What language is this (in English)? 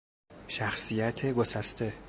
Persian